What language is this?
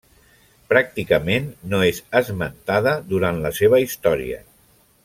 Catalan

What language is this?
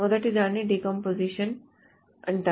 Telugu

